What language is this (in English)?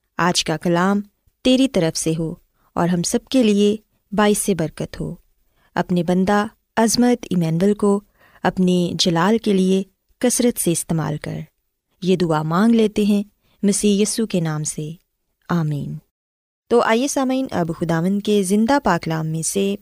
Urdu